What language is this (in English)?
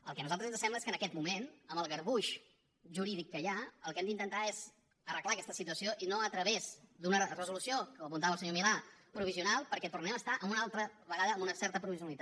Catalan